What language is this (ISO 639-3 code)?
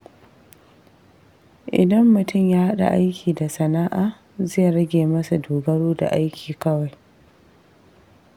hau